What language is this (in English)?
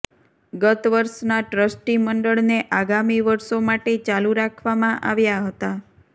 Gujarati